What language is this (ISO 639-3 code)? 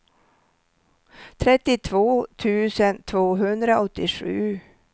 swe